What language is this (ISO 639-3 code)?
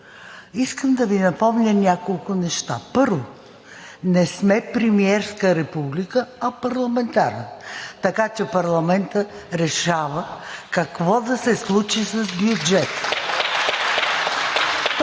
bul